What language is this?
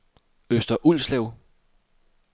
Danish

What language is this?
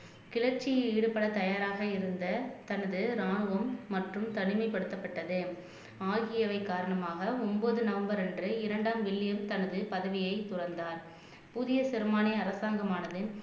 Tamil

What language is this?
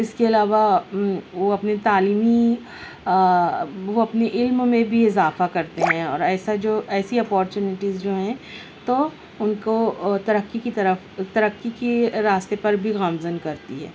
Urdu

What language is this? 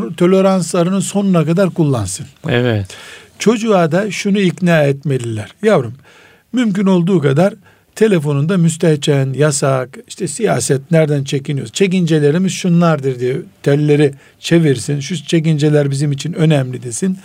Turkish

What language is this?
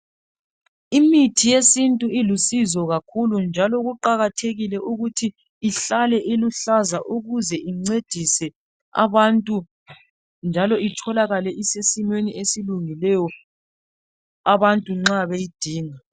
North Ndebele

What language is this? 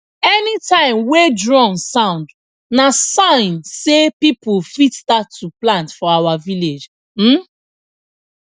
Nigerian Pidgin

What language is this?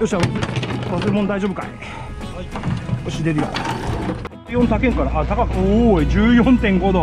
Japanese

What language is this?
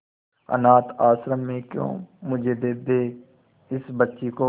Hindi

